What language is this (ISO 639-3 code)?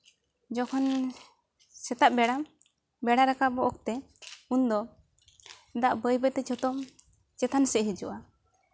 sat